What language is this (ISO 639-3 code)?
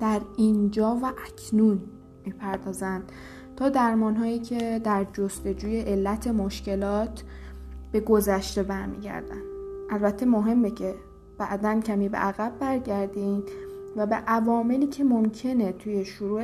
fas